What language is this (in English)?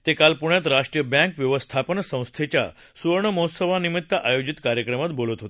Marathi